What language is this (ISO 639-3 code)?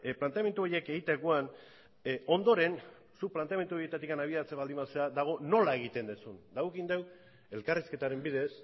eus